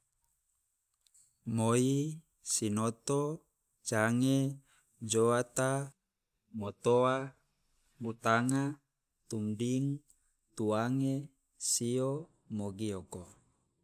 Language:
Loloda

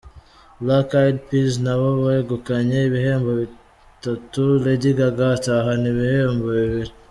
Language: Kinyarwanda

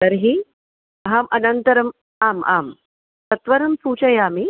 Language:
Sanskrit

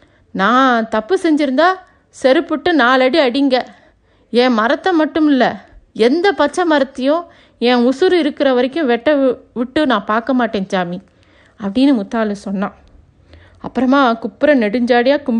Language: Tamil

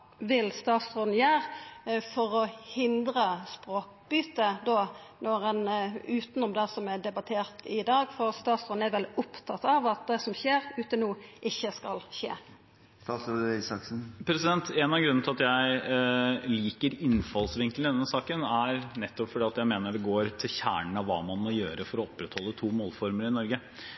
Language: Norwegian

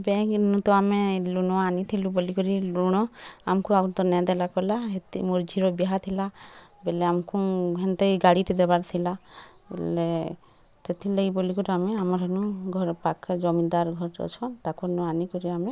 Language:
Odia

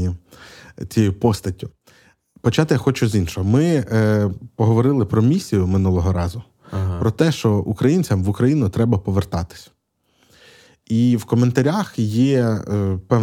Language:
Ukrainian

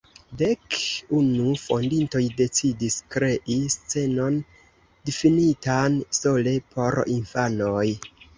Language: Esperanto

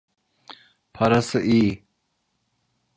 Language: Turkish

